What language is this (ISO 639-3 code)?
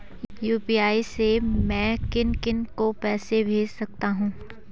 hin